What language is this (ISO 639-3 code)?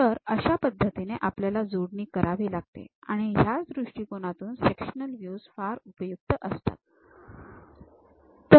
mar